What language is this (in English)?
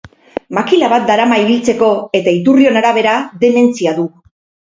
Basque